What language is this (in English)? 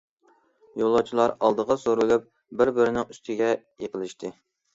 Uyghur